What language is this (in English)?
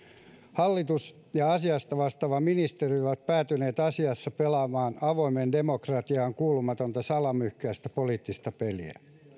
Finnish